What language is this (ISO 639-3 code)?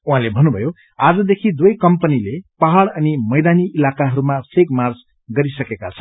nep